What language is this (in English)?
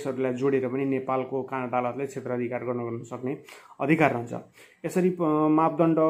Indonesian